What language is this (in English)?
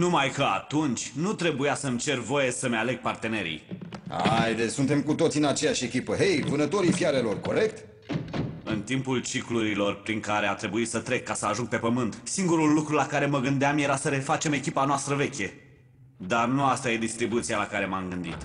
Romanian